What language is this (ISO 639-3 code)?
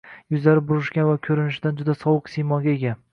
uzb